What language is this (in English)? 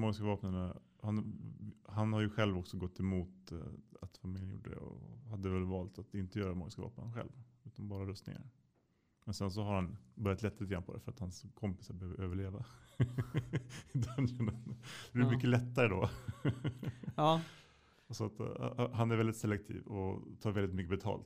Swedish